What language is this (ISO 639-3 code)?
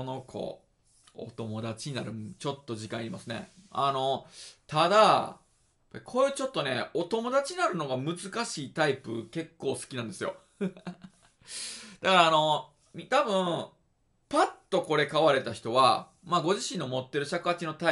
jpn